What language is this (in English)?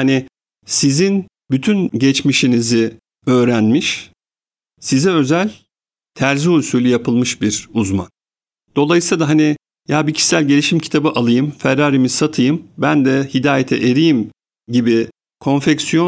Turkish